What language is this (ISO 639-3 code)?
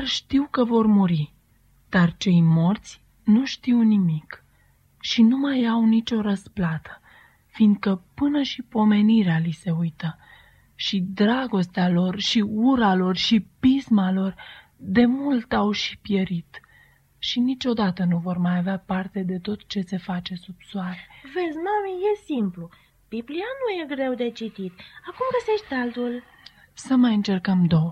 ron